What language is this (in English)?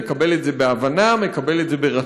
Hebrew